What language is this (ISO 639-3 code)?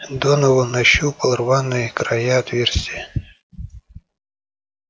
rus